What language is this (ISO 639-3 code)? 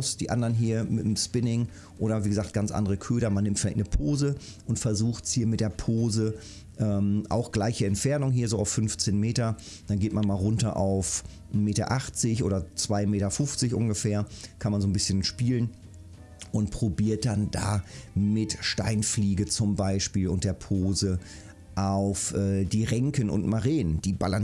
deu